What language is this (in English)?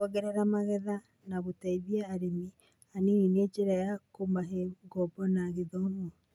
Kikuyu